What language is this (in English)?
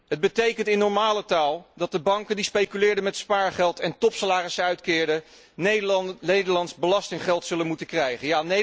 Dutch